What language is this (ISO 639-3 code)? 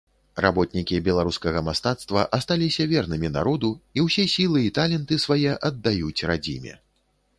bel